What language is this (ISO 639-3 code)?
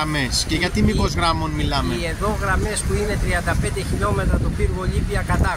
ell